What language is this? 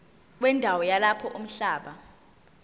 Zulu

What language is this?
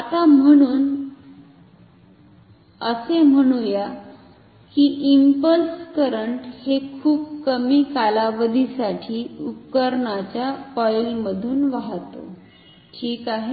Marathi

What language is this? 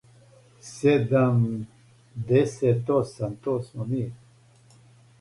Serbian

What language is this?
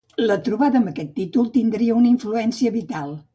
Catalan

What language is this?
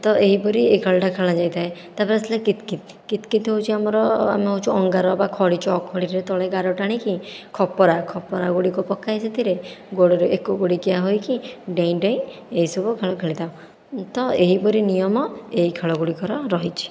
Odia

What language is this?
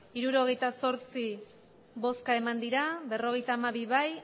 Basque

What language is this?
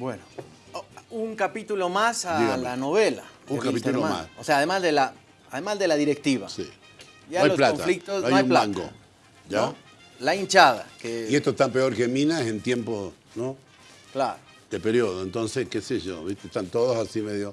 Spanish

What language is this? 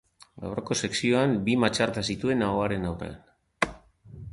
Basque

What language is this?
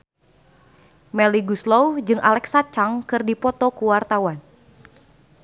Sundanese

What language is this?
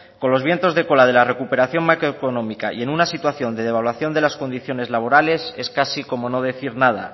Spanish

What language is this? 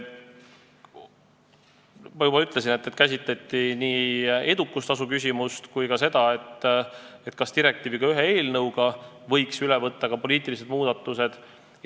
Estonian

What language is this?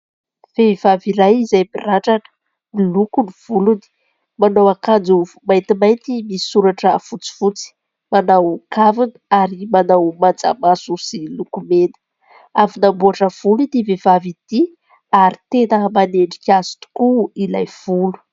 Malagasy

